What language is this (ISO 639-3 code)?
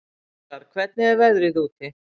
isl